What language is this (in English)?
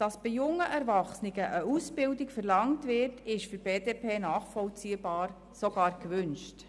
Swiss German